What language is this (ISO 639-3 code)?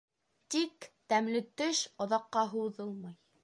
bak